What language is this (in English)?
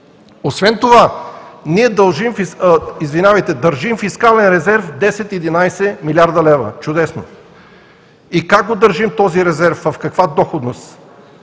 Bulgarian